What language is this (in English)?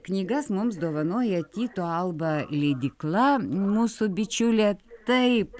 Lithuanian